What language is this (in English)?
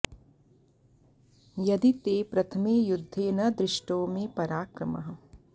Sanskrit